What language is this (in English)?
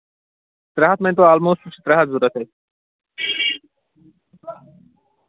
Kashmiri